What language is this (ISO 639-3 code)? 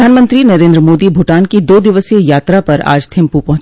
hin